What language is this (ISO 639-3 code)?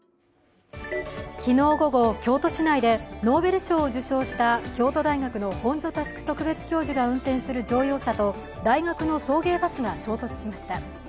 jpn